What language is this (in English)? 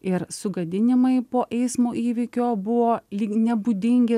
Lithuanian